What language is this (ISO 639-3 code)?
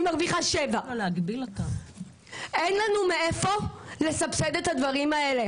heb